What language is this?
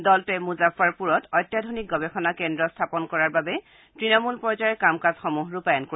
Assamese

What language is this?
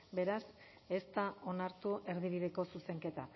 Basque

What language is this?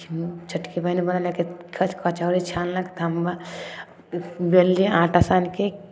Maithili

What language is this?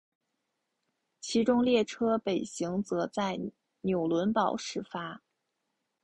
Chinese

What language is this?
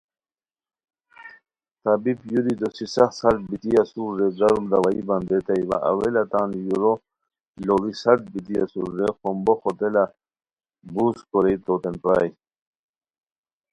Khowar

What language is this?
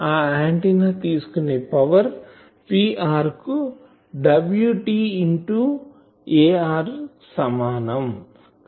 Telugu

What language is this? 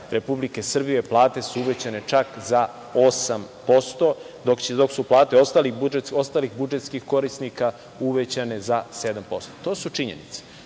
Serbian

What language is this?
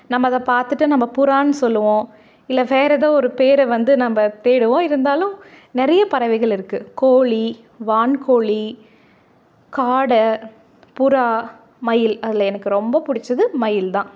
Tamil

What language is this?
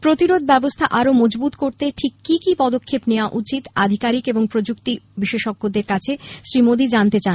Bangla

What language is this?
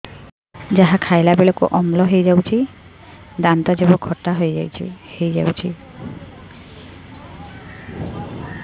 Odia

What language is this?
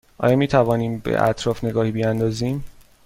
Persian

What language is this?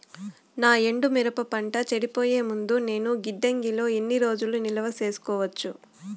Telugu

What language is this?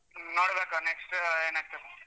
Kannada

